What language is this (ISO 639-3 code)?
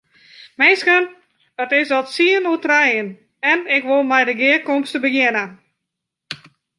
fry